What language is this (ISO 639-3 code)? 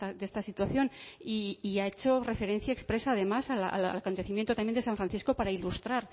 spa